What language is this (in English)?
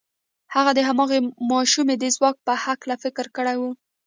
Pashto